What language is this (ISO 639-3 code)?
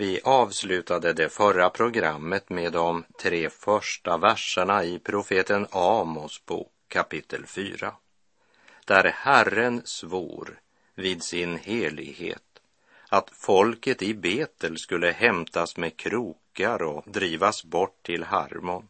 swe